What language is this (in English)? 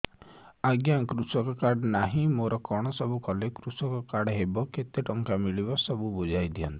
Odia